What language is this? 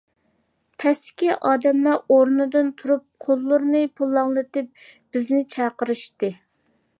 Uyghur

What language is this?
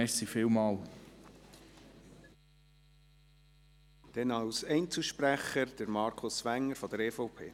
Swiss German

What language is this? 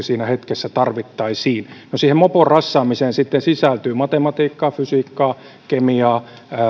Finnish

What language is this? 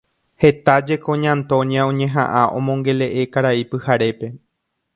Guarani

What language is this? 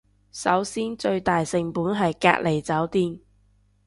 Cantonese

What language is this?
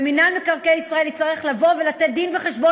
Hebrew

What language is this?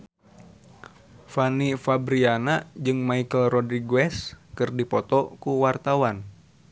Sundanese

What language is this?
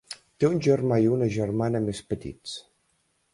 Catalan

